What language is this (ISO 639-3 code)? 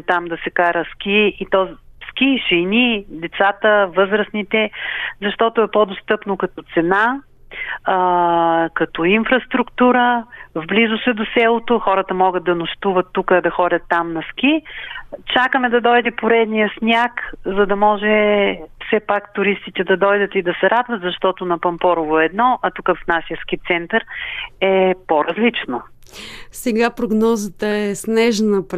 bul